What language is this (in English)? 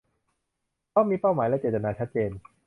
Thai